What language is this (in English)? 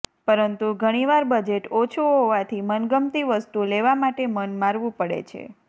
Gujarati